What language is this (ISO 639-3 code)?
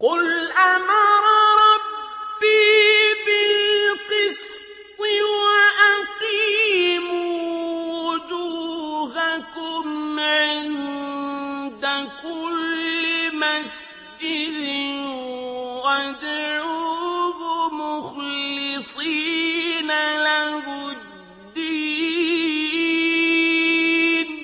ara